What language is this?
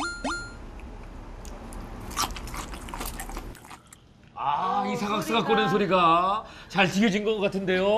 Korean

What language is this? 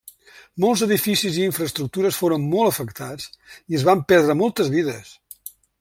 Catalan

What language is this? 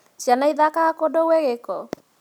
Kikuyu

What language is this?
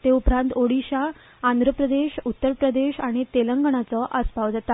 Konkani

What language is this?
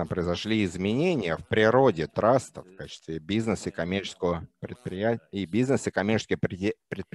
Russian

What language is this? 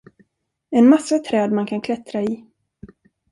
Swedish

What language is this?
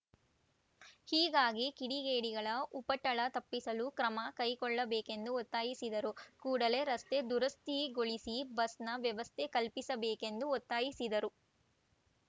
Kannada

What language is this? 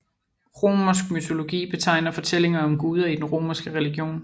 Danish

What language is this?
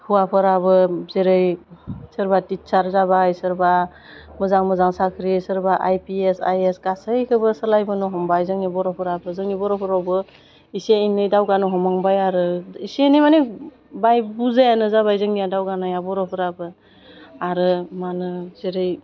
Bodo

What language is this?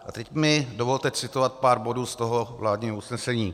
Czech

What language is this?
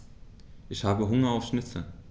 German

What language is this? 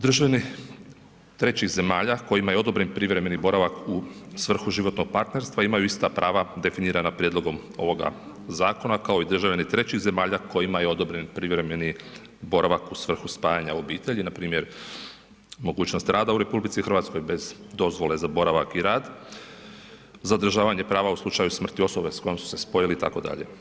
Croatian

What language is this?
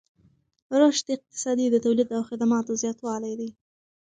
Pashto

